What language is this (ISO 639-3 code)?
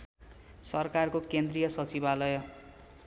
nep